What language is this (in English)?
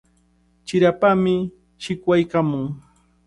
Cajatambo North Lima Quechua